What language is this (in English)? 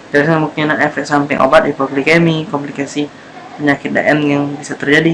Indonesian